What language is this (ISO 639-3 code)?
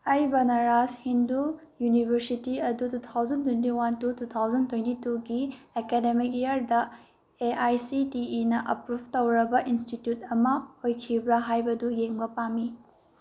mni